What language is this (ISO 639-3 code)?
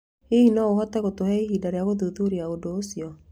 kik